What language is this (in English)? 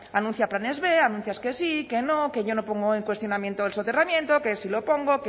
Spanish